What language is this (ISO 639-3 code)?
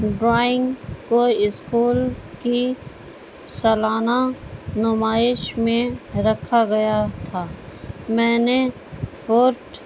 urd